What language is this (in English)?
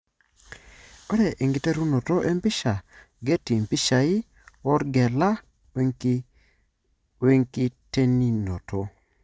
Masai